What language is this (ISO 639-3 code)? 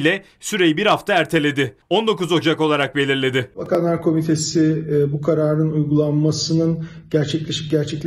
tur